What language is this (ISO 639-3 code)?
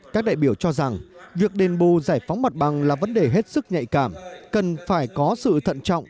vie